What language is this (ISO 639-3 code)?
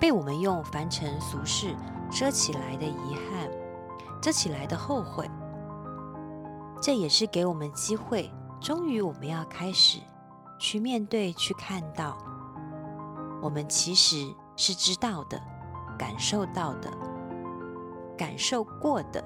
zho